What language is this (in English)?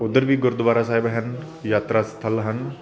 Punjabi